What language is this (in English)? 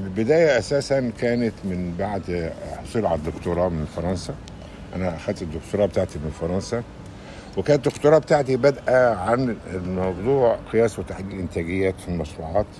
Arabic